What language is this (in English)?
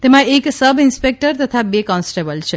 Gujarati